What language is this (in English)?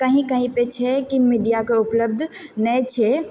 Maithili